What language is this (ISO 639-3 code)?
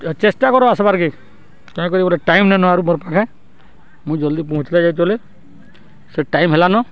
ori